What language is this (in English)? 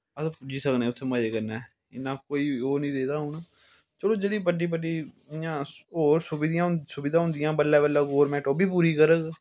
Dogri